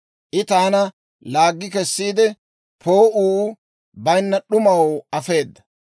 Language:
Dawro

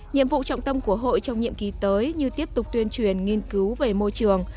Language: Vietnamese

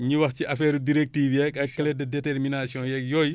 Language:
Wolof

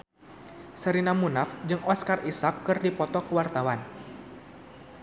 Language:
Sundanese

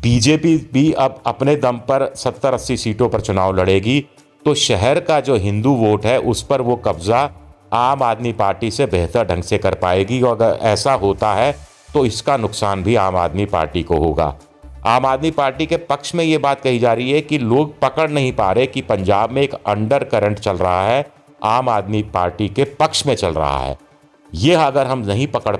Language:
Hindi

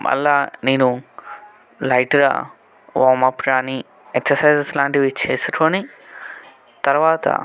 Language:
Telugu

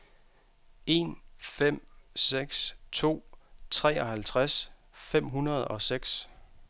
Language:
Danish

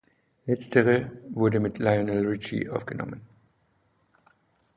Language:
German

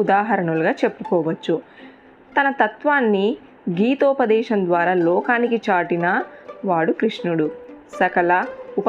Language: Telugu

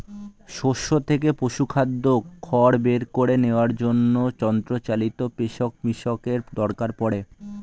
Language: Bangla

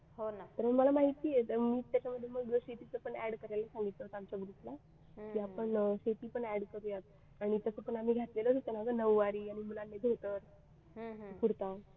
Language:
Marathi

